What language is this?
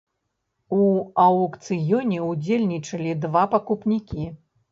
Belarusian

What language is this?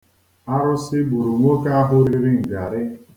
Igbo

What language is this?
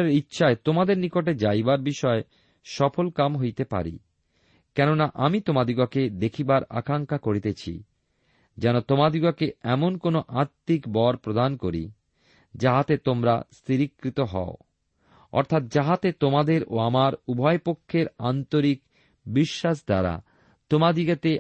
Bangla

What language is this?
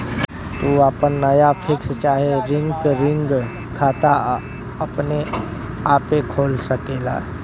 Bhojpuri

